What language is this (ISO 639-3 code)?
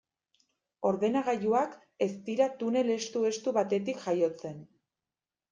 eus